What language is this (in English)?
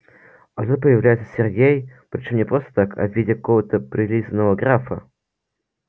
Russian